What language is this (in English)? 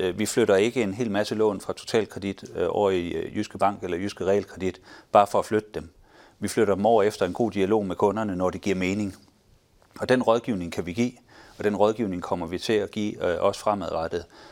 Danish